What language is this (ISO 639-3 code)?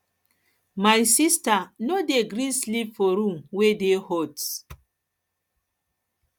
pcm